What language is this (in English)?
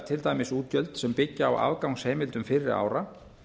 Icelandic